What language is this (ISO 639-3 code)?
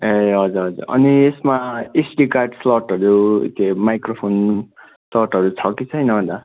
nep